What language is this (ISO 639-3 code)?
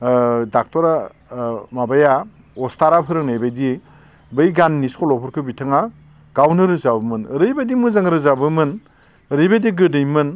brx